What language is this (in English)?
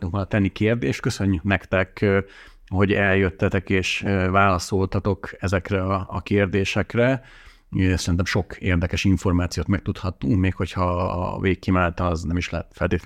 Hungarian